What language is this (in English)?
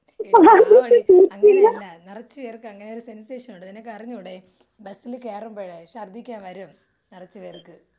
Malayalam